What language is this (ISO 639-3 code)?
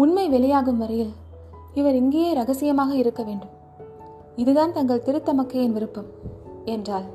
tam